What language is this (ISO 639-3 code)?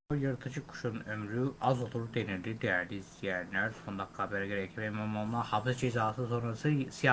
tur